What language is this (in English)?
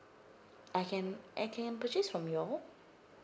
English